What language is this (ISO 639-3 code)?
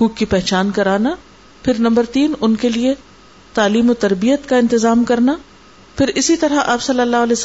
urd